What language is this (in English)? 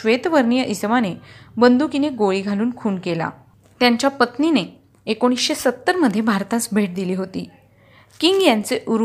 Marathi